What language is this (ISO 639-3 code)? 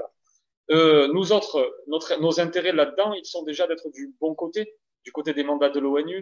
fra